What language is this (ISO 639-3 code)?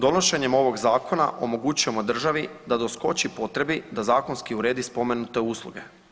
hrv